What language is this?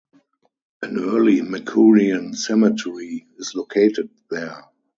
English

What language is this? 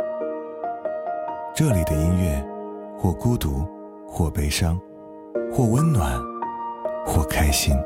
Chinese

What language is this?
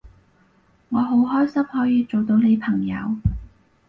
Cantonese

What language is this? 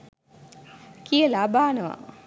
Sinhala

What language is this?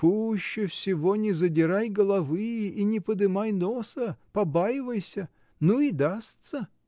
Russian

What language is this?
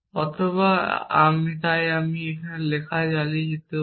Bangla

